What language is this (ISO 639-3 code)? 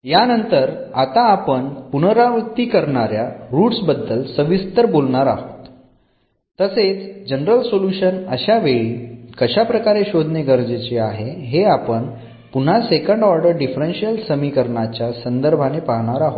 mar